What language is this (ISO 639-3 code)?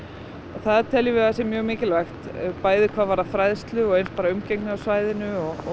isl